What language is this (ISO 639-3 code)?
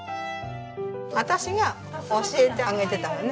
jpn